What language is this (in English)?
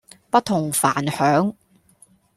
Cantonese